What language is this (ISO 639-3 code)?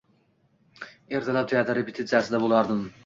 uzb